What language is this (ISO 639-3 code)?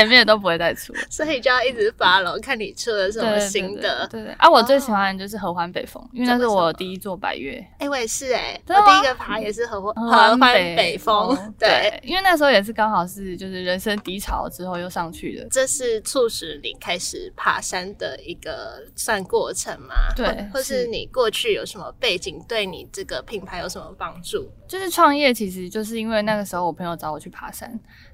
zho